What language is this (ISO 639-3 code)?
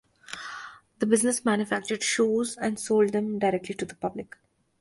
eng